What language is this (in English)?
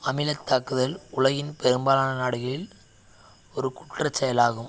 Tamil